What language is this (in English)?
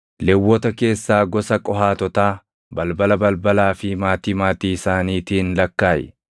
Oromo